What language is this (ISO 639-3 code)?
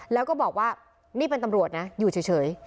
tha